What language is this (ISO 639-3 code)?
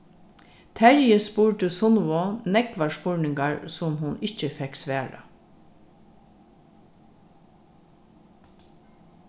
fao